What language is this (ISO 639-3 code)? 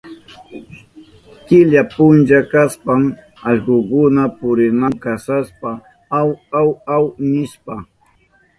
qup